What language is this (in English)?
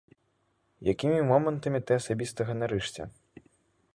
Belarusian